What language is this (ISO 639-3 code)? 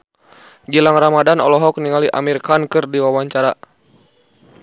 sun